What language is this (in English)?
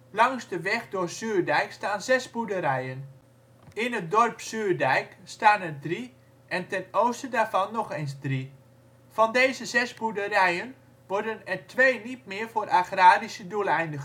Dutch